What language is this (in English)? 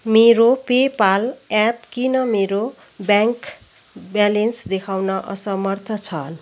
Nepali